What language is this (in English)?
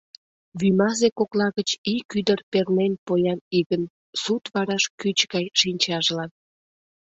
Mari